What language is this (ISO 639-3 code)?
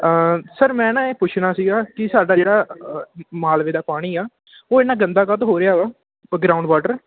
pan